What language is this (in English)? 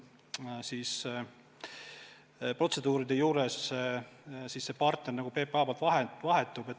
Estonian